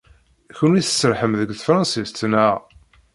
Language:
Kabyle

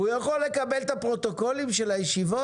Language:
Hebrew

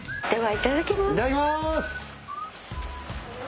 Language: Japanese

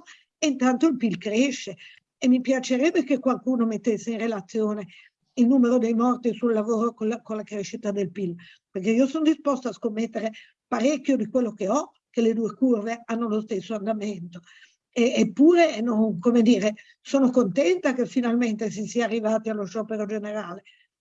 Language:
Italian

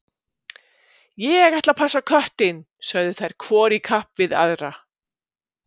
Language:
Icelandic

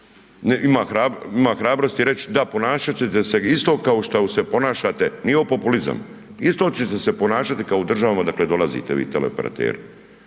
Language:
Croatian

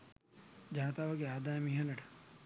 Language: Sinhala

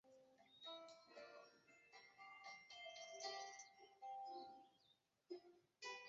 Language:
Chinese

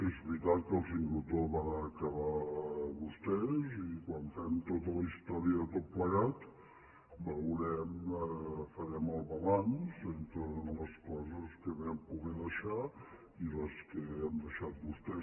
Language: Catalan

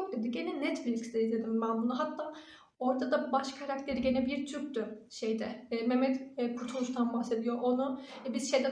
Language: Turkish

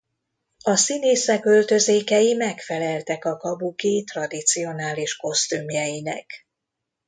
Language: Hungarian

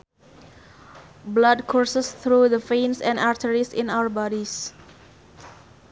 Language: Sundanese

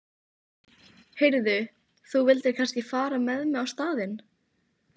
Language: Icelandic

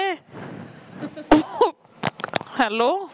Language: Punjabi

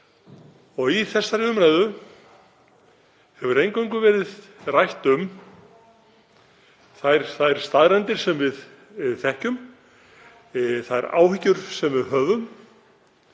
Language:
Icelandic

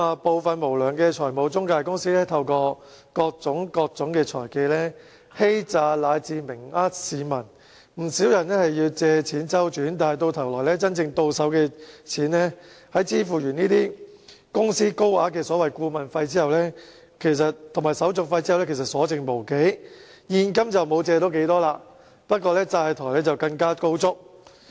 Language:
Cantonese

